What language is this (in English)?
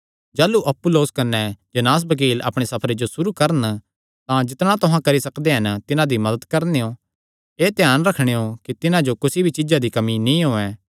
Kangri